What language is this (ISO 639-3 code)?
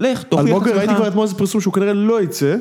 heb